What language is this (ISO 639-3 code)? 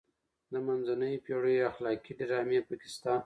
pus